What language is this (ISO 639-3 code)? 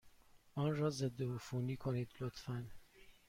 fas